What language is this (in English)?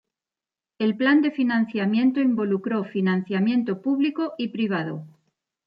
Spanish